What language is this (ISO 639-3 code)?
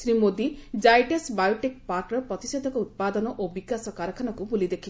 ori